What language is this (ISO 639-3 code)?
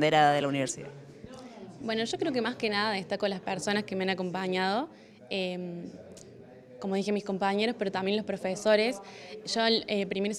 spa